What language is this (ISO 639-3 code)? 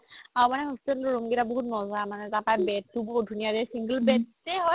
asm